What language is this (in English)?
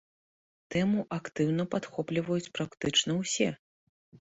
Belarusian